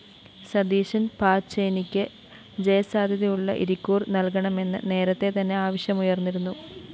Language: Malayalam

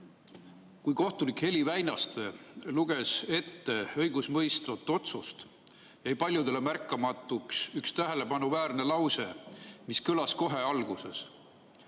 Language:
Estonian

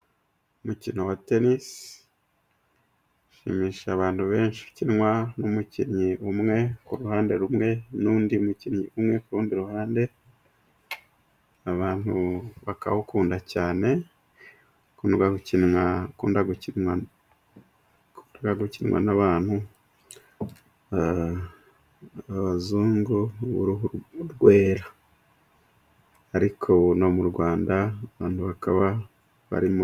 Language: Kinyarwanda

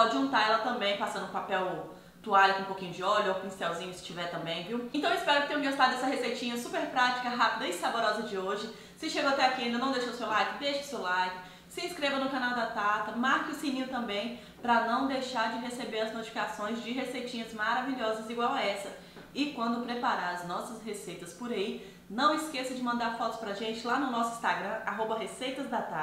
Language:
Portuguese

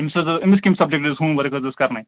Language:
Kashmiri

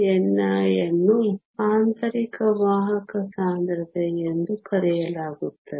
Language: Kannada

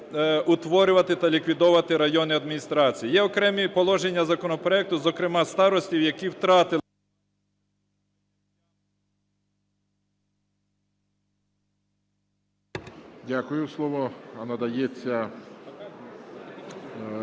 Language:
Ukrainian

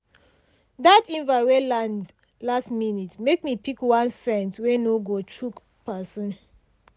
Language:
Nigerian Pidgin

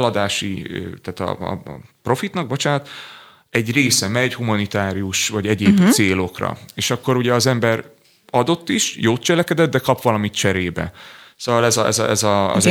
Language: Hungarian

